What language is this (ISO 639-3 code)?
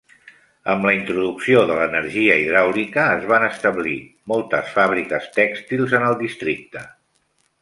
cat